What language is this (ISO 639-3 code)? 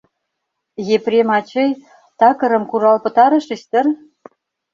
chm